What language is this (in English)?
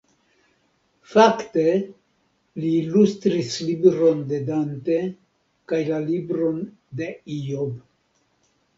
Esperanto